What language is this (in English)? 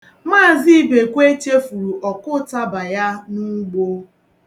Igbo